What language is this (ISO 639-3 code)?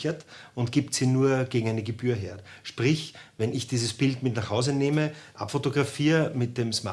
deu